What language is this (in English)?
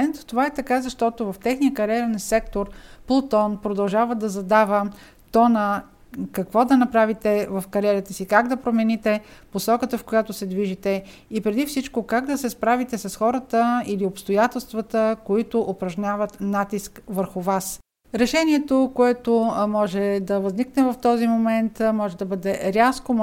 Bulgarian